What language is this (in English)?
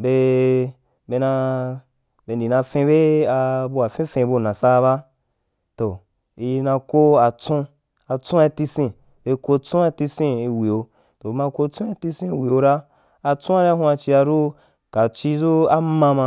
Wapan